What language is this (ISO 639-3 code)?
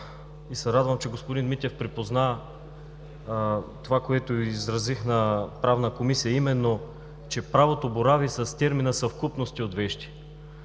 bul